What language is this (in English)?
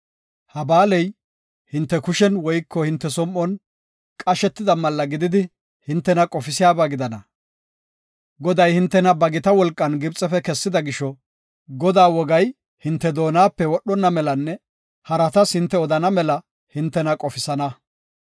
Gofa